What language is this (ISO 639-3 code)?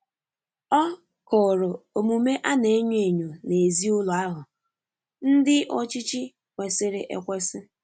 ibo